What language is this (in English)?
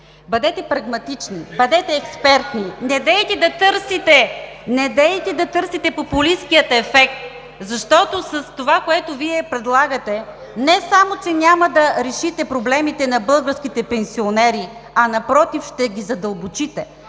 Bulgarian